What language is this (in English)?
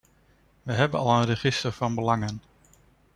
Dutch